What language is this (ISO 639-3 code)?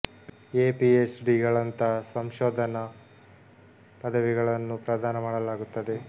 kan